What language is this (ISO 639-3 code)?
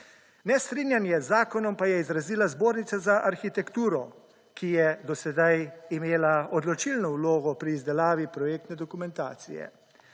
slv